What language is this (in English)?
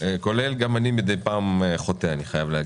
Hebrew